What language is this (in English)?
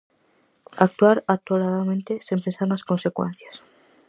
Galician